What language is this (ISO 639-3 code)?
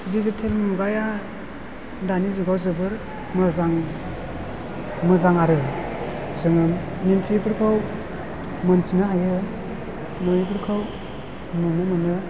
brx